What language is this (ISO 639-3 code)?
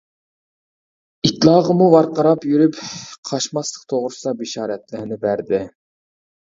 uig